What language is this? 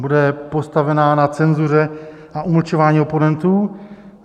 Czech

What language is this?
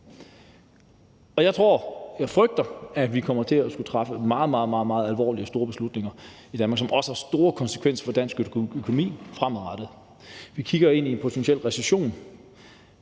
Danish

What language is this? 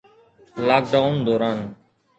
Sindhi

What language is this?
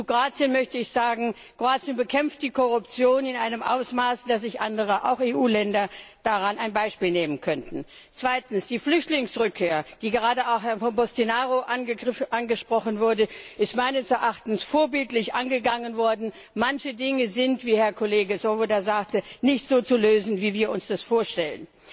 German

